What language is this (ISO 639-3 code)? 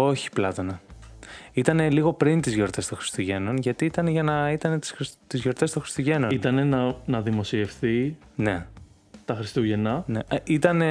ell